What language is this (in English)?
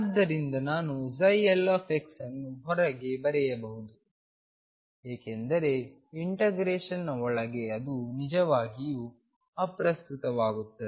Kannada